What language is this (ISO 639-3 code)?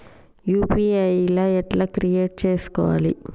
tel